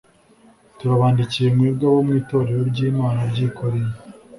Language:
Kinyarwanda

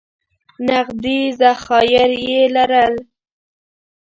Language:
Pashto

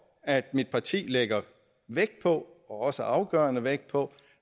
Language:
Danish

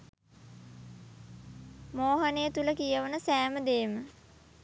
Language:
Sinhala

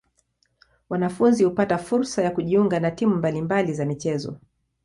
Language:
Swahili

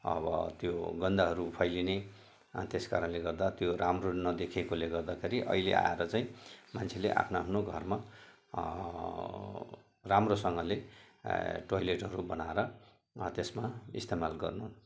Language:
Nepali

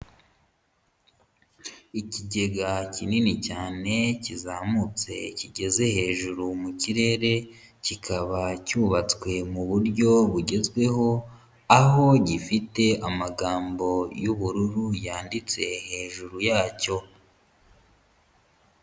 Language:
Kinyarwanda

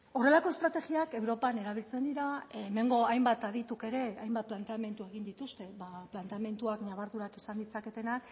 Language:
Basque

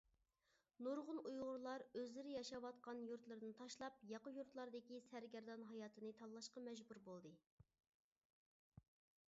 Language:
Uyghur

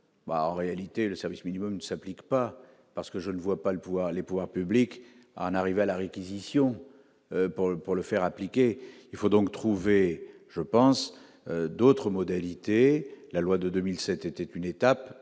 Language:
French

